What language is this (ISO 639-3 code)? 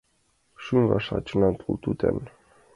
chm